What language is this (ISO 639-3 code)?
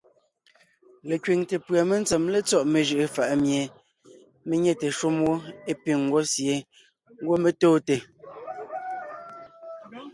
nnh